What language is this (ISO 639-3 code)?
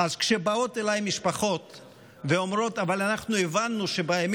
heb